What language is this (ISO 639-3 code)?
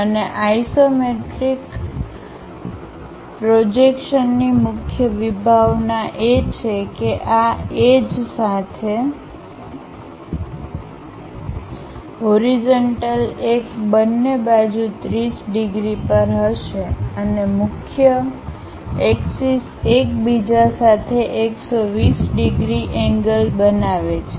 guj